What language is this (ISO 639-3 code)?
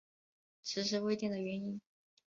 zho